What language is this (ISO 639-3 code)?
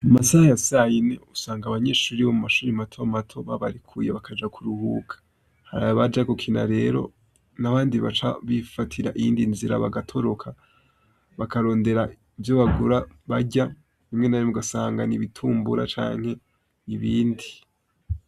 run